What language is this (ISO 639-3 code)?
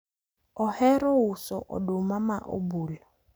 luo